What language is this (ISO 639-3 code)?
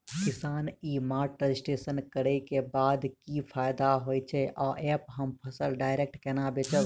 mai